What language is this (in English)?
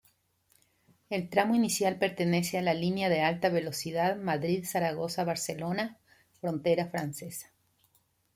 Spanish